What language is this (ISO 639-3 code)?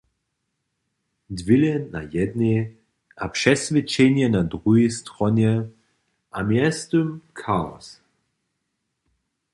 hsb